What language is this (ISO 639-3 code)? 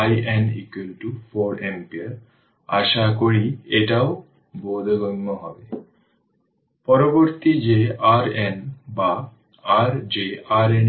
ben